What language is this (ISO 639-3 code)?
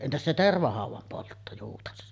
fin